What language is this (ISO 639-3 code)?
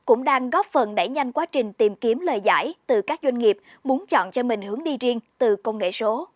vie